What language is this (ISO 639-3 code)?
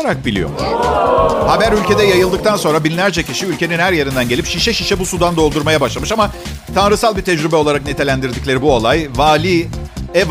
tur